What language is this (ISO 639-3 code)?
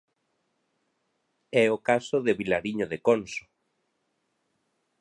glg